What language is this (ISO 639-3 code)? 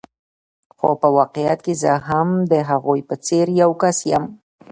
pus